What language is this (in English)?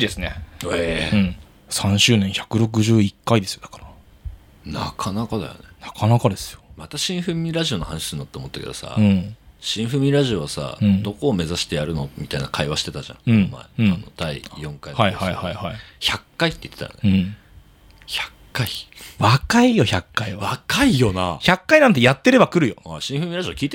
Japanese